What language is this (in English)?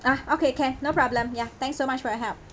English